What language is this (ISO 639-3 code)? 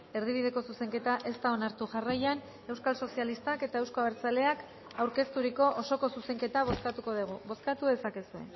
eus